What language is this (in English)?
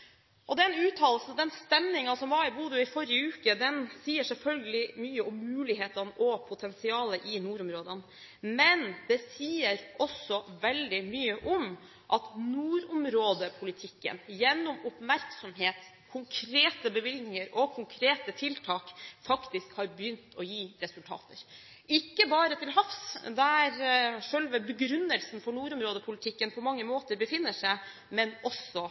Norwegian Bokmål